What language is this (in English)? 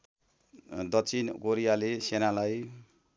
Nepali